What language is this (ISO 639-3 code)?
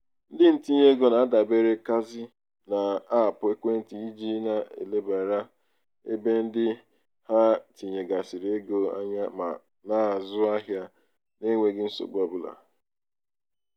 ibo